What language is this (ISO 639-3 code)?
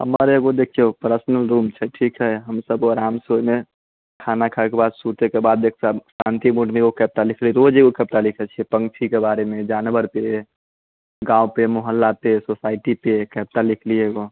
mai